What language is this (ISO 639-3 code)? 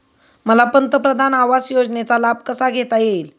mar